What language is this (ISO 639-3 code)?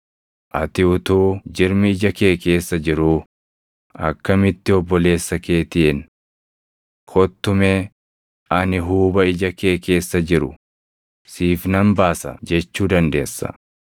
orm